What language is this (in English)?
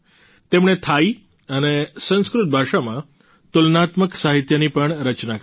Gujarati